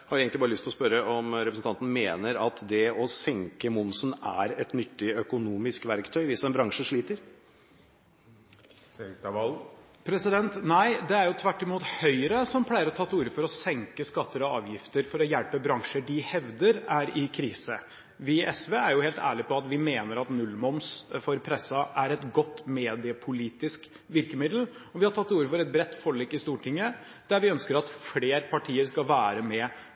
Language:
Norwegian Bokmål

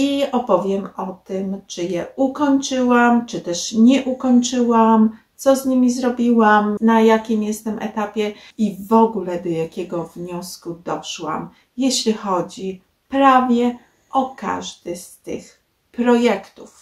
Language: Polish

